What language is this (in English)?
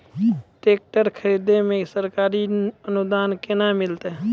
Maithili